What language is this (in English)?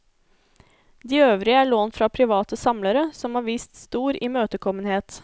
Norwegian